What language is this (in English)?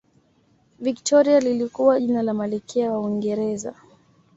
Swahili